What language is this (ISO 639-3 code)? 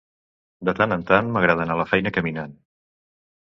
cat